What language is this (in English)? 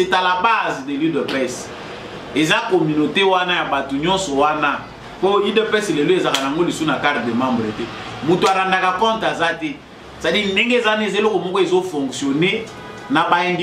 French